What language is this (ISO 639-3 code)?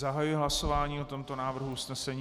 ces